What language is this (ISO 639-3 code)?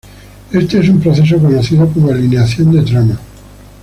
spa